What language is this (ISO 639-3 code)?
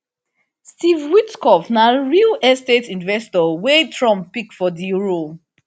pcm